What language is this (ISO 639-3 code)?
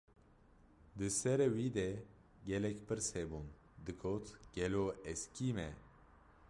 kur